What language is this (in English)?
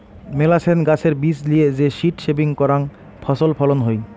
Bangla